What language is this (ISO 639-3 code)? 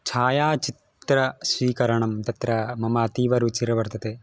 san